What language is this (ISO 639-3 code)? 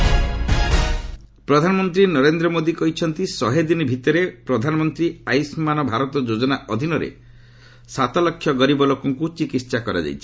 ori